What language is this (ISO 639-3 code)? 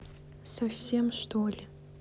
rus